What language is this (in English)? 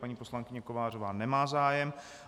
Czech